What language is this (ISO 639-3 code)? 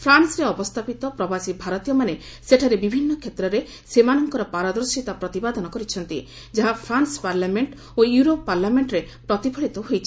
ori